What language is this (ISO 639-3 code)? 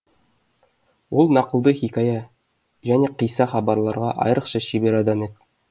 kaz